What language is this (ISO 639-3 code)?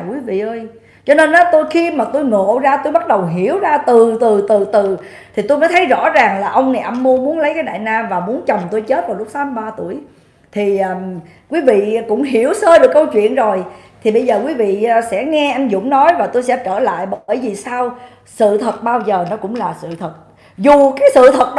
vie